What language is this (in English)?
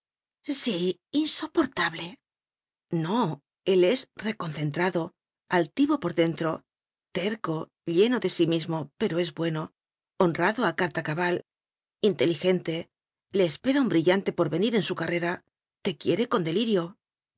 Spanish